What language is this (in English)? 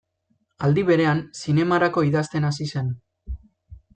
Basque